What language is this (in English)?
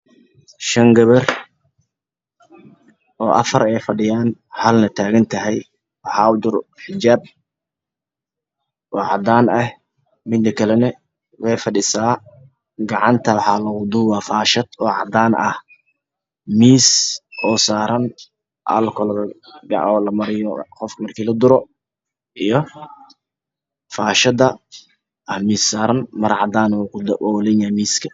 Somali